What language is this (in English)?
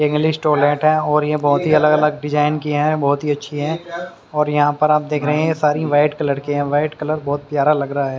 Hindi